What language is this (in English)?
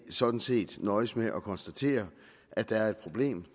Danish